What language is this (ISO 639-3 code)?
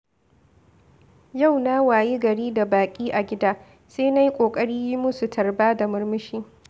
hau